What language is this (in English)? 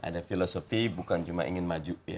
Indonesian